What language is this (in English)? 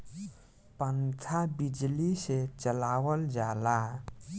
Bhojpuri